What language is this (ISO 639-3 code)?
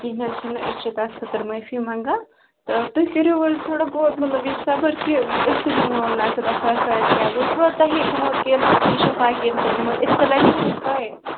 kas